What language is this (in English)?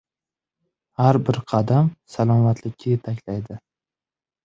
Uzbek